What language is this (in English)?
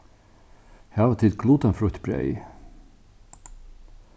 Faroese